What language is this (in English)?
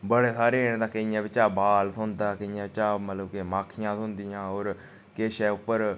Dogri